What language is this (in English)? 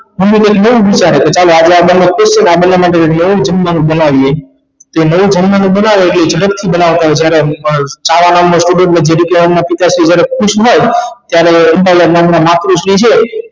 Gujarati